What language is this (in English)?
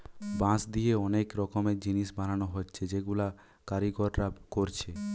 Bangla